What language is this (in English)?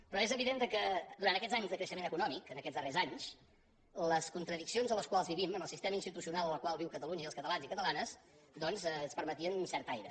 Catalan